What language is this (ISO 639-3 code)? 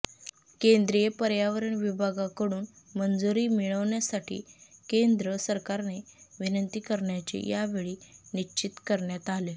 mar